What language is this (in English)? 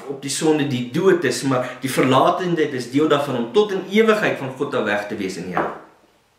Dutch